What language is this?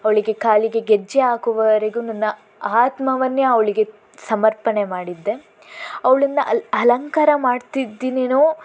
Kannada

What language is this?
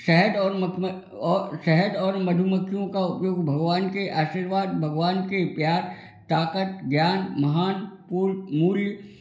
Hindi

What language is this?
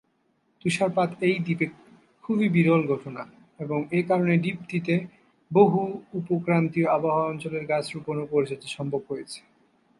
Bangla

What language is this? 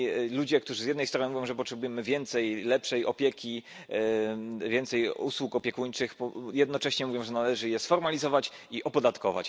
Polish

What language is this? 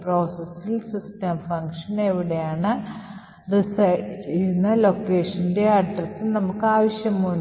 Malayalam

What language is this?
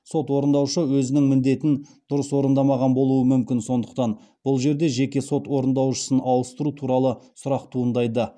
Kazakh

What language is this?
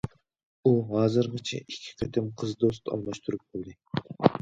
Uyghur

